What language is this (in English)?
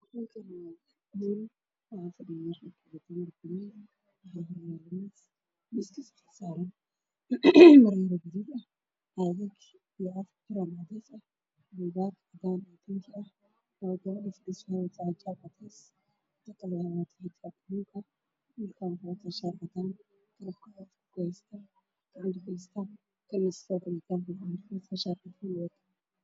Somali